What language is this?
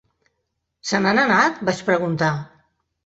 Catalan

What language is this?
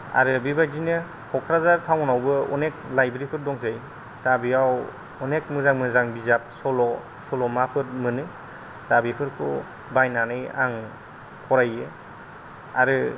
Bodo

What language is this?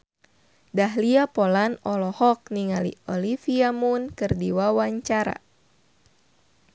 Sundanese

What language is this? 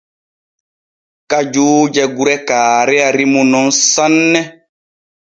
Borgu Fulfulde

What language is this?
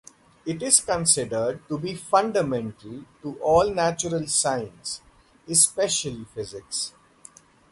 English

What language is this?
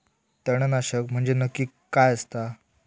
Marathi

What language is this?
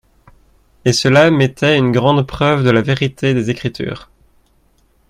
French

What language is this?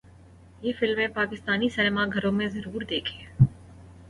Urdu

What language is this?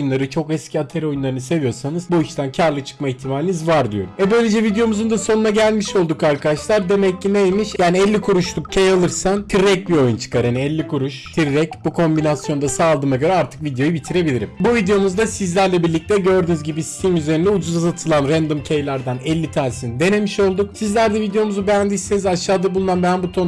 Turkish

